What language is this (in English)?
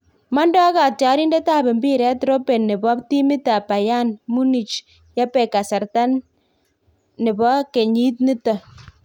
Kalenjin